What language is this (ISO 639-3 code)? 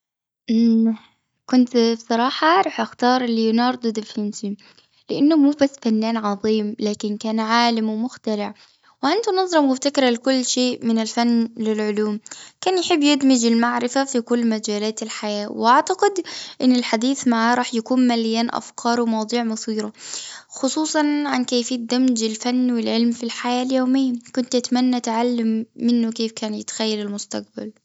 afb